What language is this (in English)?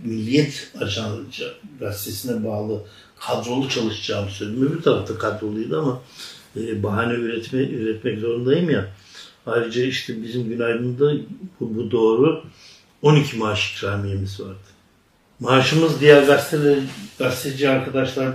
Turkish